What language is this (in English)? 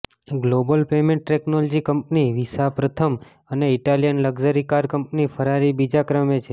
Gujarati